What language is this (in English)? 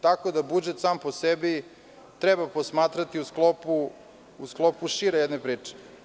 Serbian